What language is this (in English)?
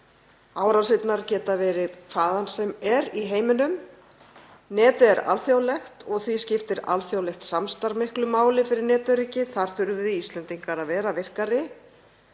Icelandic